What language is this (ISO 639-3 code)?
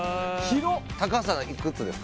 jpn